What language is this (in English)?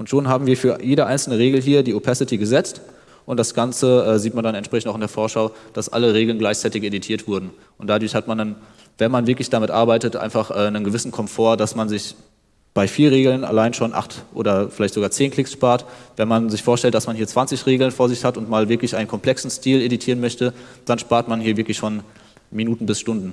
German